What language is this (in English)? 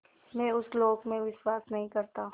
Hindi